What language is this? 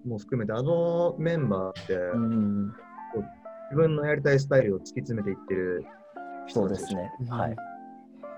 Japanese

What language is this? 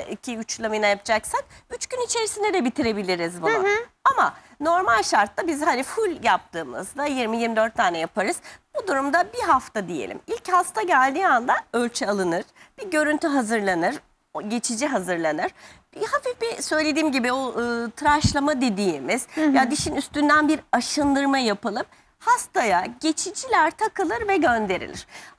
Turkish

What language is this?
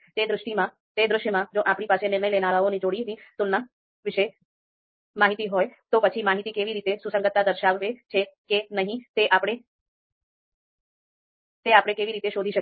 Gujarati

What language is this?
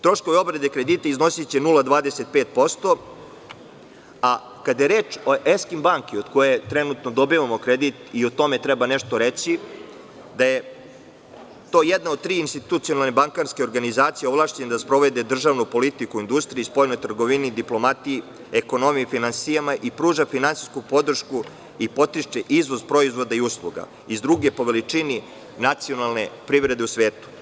Serbian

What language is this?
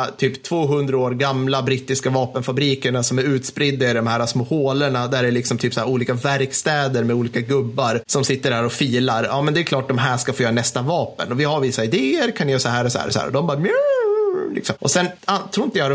Swedish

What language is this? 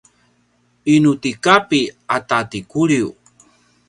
Paiwan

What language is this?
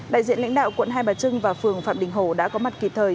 Vietnamese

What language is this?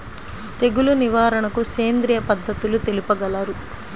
Telugu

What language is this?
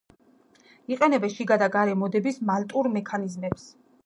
Georgian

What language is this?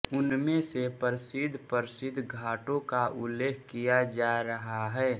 Hindi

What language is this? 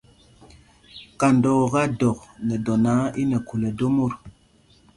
Mpumpong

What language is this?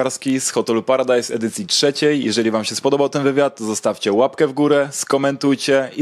Polish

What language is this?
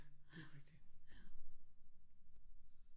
Danish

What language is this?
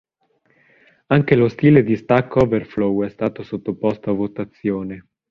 Italian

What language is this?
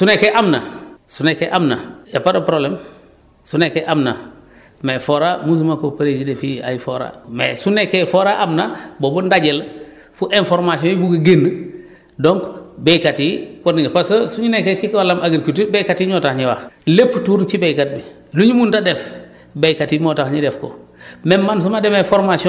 Wolof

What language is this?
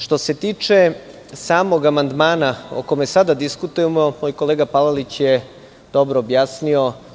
Serbian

